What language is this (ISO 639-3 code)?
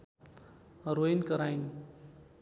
nep